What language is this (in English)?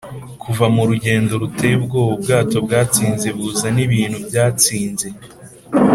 Kinyarwanda